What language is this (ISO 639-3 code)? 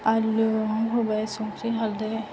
brx